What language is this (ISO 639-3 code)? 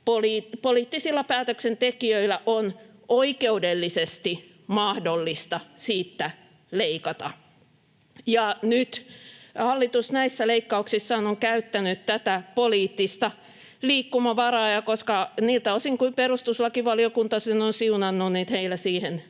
fin